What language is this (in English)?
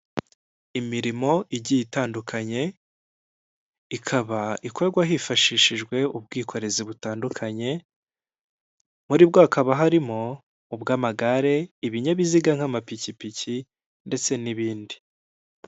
Kinyarwanda